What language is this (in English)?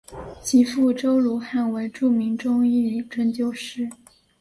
Chinese